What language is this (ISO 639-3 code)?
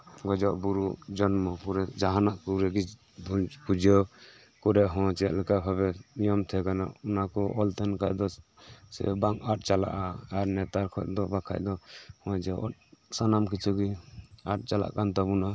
sat